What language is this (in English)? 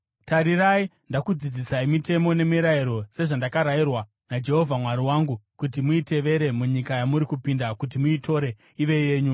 Shona